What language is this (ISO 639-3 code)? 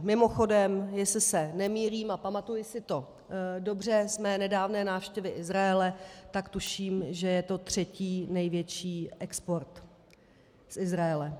ces